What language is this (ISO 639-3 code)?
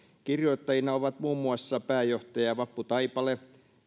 fin